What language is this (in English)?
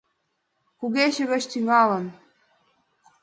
Mari